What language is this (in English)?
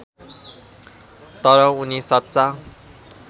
Nepali